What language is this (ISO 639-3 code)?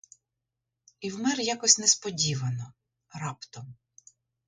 ukr